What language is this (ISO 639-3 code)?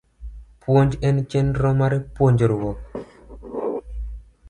luo